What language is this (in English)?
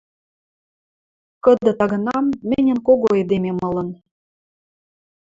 Western Mari